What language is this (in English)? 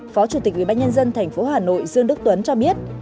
Vietnamese